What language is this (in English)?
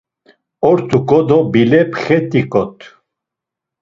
Laz